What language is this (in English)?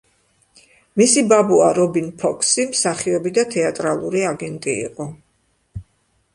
Georgian